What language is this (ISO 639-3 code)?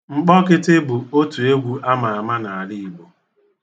ibo